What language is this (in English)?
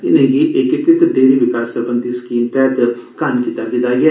Dogri